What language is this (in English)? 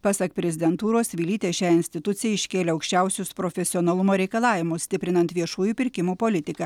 Lithuanian